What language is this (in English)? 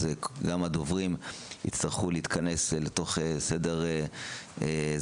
Hebrew